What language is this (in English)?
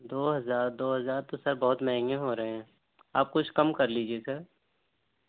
Urdu